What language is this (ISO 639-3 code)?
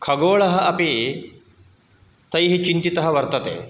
san